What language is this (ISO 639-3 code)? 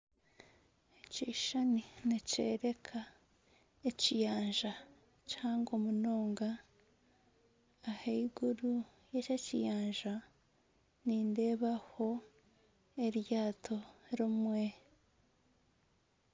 nyn